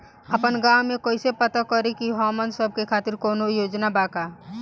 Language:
Bhojpuri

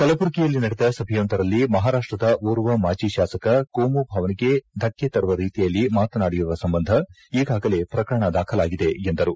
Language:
Kannada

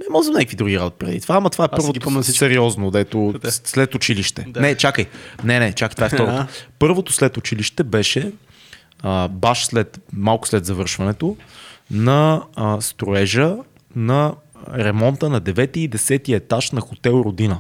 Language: Bulgarian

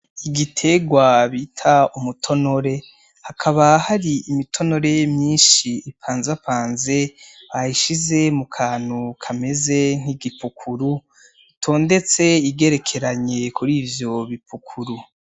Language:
Rundi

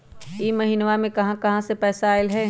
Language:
Magahi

